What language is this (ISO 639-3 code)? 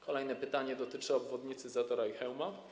pol